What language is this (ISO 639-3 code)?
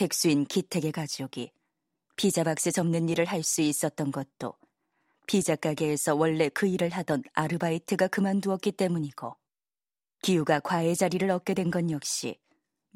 kor